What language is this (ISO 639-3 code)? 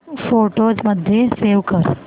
mar